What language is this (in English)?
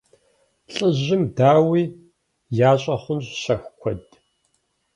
Kabardian